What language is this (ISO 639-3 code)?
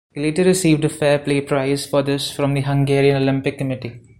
eng